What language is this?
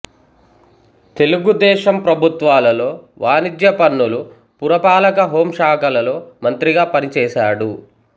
Telugu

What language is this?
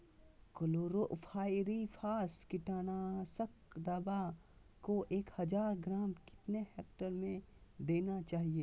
Magahi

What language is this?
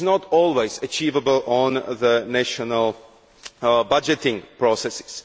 English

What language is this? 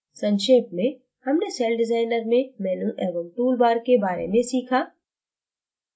Hindi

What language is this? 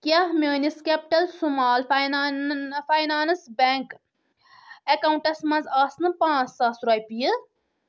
Kashmiri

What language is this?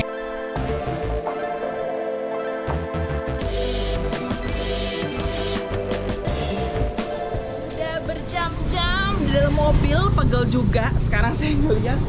Indonesian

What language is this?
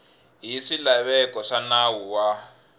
Tsonga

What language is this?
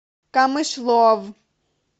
Russian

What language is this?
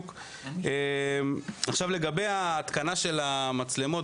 Hebrew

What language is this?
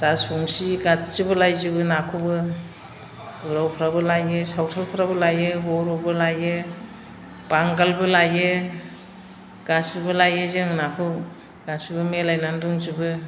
Bodo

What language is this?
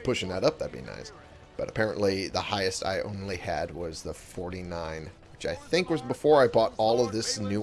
English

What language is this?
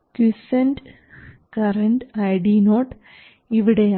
Malayalam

